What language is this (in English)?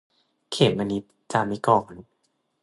Thai